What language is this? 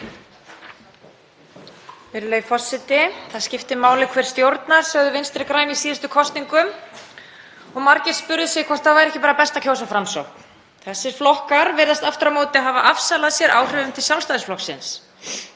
Icelandic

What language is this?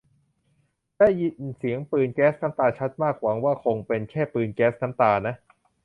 Thai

